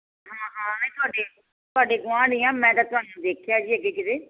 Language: Punjabi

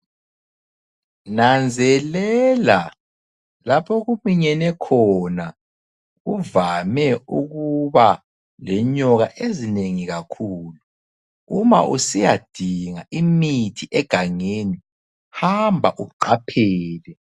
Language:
North Ndebele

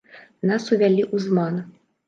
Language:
Belarusian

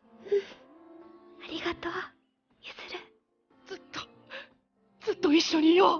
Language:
Japanese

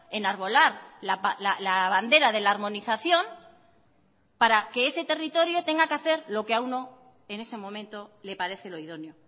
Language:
Spanish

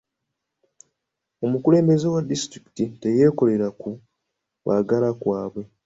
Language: Ganda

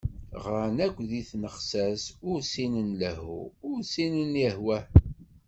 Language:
Kabyle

